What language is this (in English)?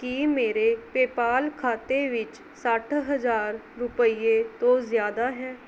Punjabi